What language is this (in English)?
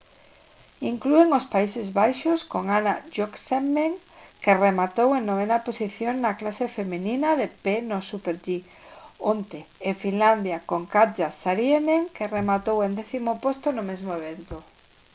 Galician